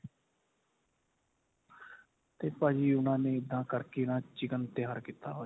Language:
Punjabi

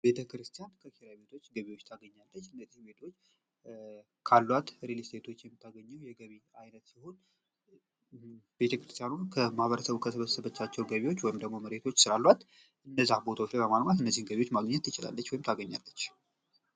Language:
Amharic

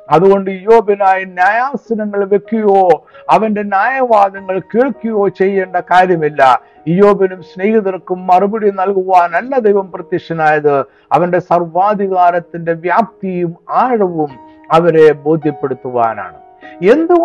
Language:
Malayalam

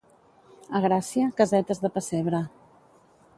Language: Catalan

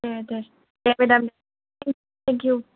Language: Bodo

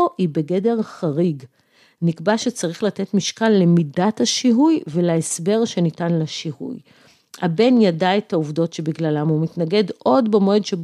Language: Hebrew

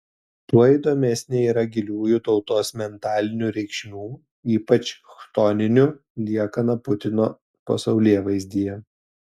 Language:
Lithuanian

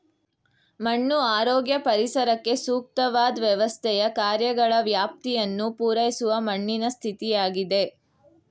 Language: Kannada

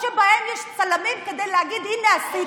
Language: Hebrew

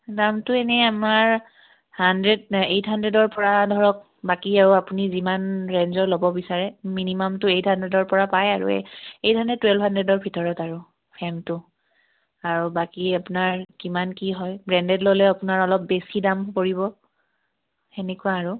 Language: Assamese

